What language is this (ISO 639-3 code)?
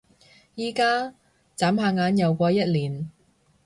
yue